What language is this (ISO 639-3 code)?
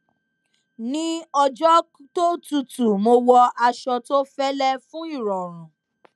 yor